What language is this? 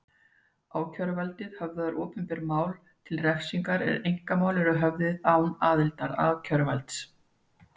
Icelandic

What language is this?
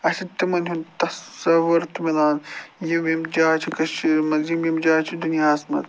Kashmiri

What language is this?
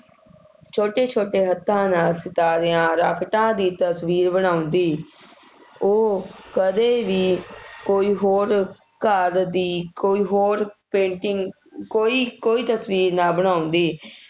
Punjabi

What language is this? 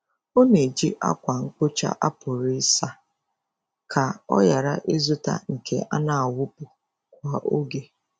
Igbo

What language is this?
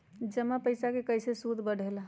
Magahi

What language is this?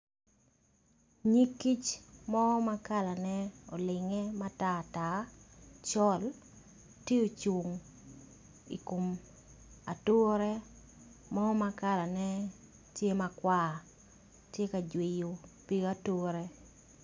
Acoli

